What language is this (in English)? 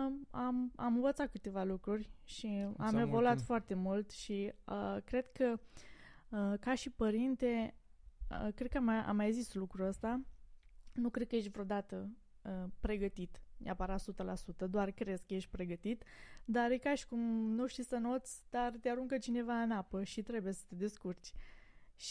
Romanian